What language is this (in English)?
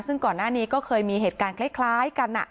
Thai